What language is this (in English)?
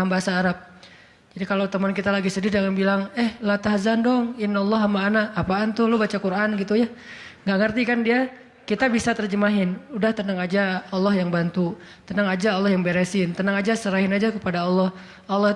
Indonesian